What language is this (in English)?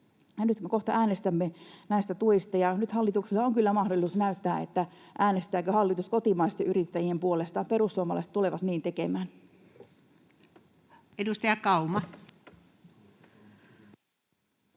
Finnish